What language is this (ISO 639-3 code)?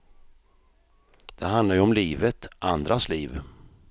swe